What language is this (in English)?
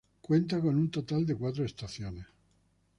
Spanish